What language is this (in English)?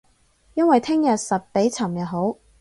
Cantonese